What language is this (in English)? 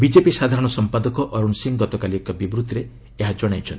Odia